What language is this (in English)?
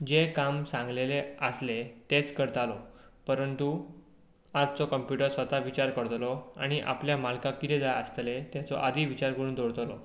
Konkani